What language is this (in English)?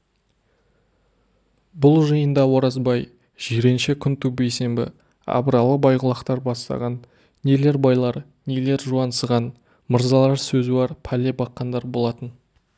Kazakh